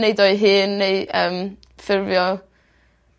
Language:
Welsh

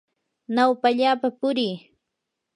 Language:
Yanahuanca Pasco Quechua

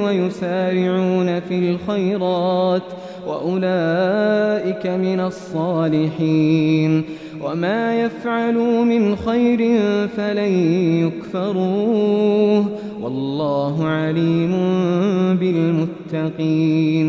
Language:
Arabic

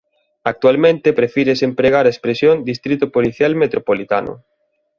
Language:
Galician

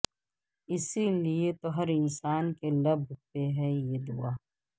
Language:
Urdu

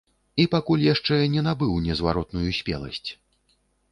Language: Belarusian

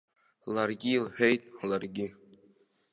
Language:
Abkhazian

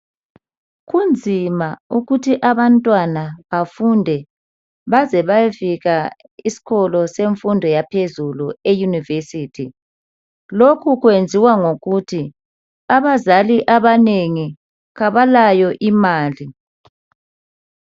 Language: North Ndebele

